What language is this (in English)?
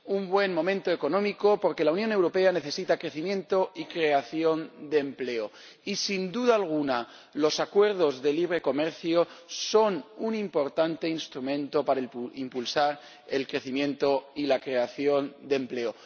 Spanish